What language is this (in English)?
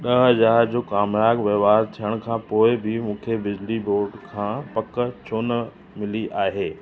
Sindhi